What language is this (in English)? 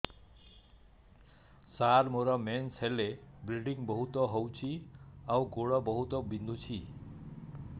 Odia